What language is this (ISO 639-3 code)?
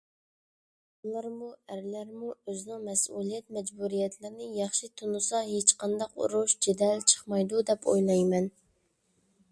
uig